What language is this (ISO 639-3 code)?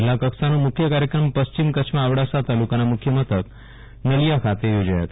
guj